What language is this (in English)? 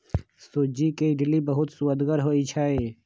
Magahi